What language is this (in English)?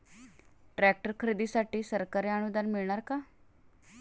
Marathi